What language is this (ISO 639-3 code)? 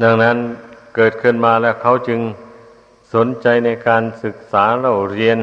tha